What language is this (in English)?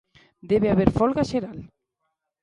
Galician